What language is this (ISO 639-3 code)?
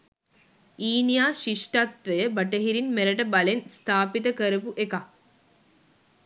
sin